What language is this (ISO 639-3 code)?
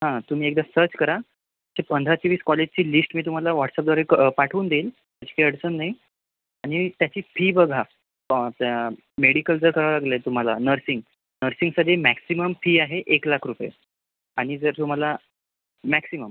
mar